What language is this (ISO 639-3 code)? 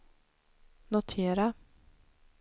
swe